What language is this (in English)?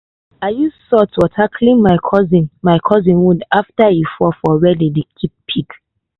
Nigerian Pidgin